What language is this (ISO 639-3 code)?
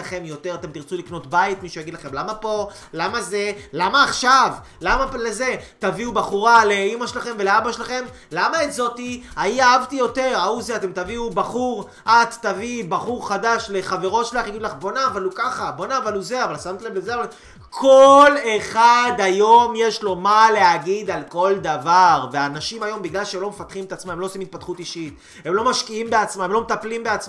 heb